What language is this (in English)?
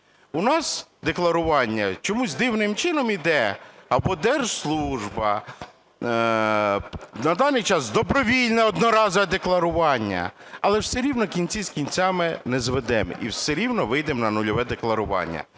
Ukrainian